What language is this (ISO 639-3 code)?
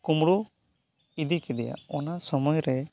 sat